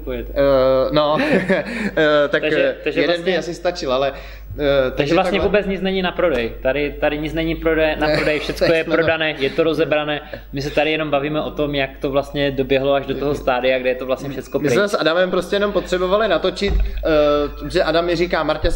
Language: Czech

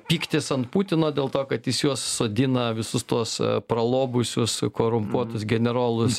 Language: Lithuanian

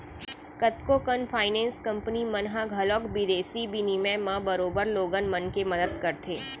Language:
Chhattisgarhi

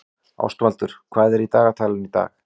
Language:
Icelandic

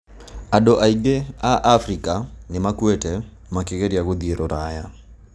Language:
Kikuyu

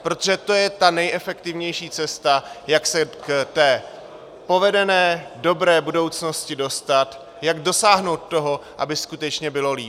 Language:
Czech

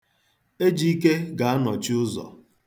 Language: Igbo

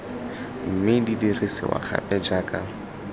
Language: Tswana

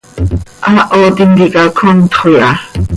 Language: Seri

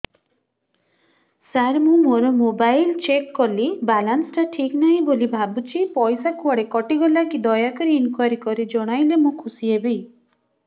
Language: Odia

